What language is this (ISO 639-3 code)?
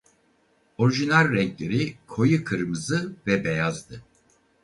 tur